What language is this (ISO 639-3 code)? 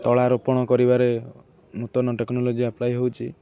ori